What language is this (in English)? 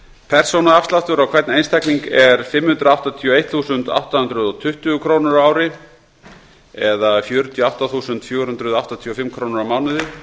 Icelandic